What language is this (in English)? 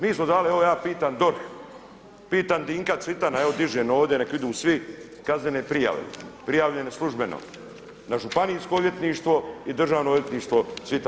Croatian